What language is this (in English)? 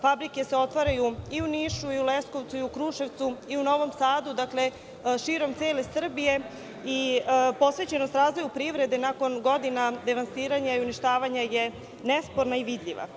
Serbian